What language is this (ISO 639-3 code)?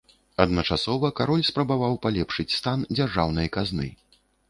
bel